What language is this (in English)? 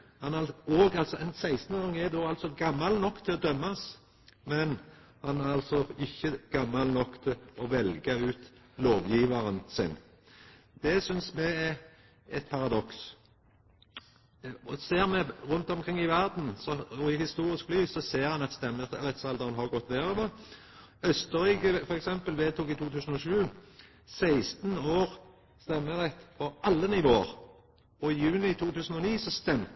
Norwegian Nynorsk